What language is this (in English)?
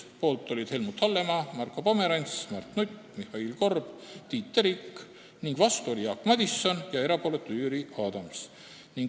Estonian